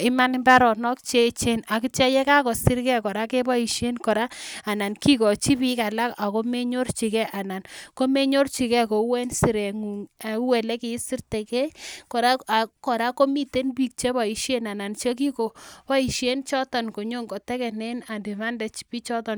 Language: Kalenjin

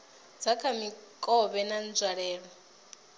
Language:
Venda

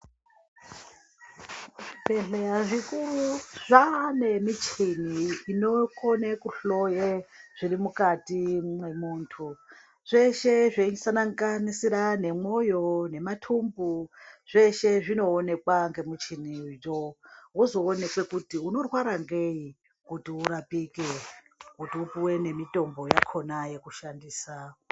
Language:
Ndau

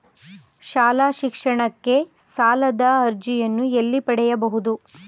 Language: Kannada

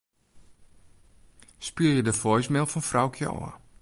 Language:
Western Frisian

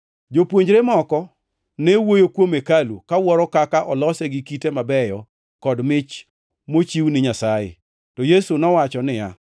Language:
Luo (Kenya and Tanzania)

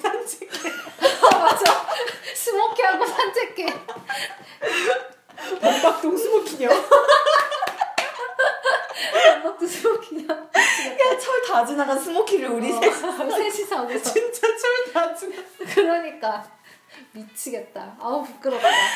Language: Korean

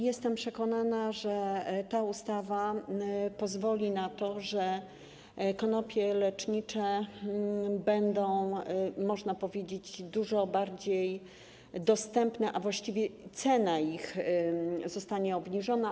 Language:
Polish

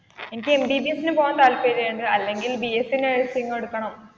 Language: Malayalam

